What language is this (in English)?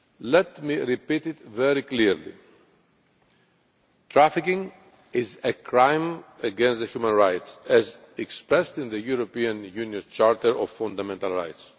English